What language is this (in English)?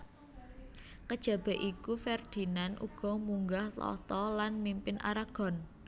Javanese